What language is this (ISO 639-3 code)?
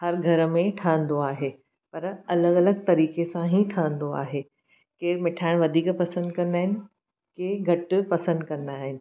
snd